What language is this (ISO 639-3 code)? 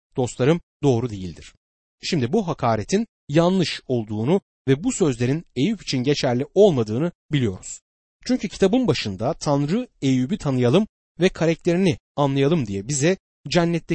tur